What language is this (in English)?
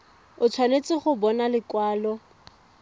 Tswana